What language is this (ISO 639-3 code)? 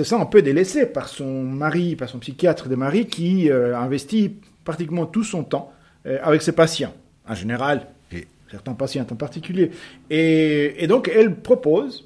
fra